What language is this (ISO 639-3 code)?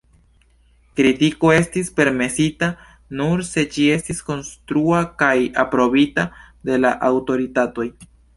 epo